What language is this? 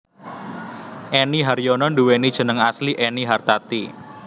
Javanese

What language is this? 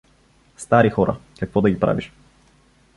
Bulgarian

